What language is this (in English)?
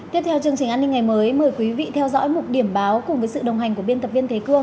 Vietnamese